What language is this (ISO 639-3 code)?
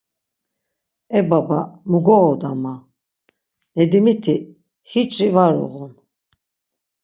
lzz